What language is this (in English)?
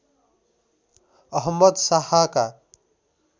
Nepali